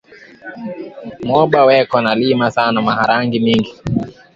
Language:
Swahili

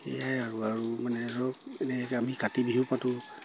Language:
Assamese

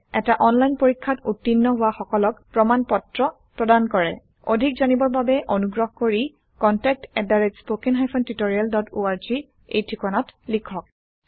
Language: Assamese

